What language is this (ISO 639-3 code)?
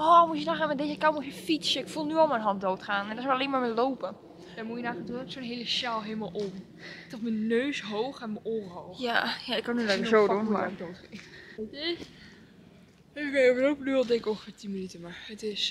nld